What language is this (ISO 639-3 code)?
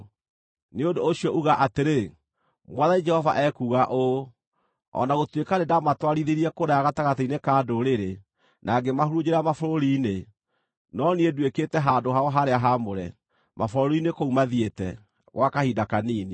kik